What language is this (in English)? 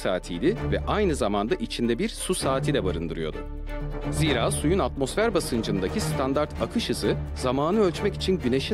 Turkish